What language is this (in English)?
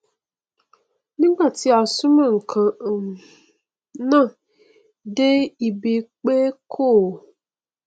Yoruba